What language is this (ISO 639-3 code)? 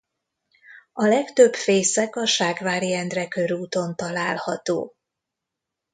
hun